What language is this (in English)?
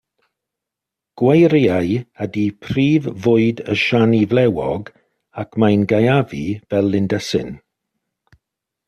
Welsh